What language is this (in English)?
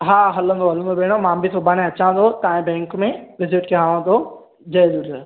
Sindhi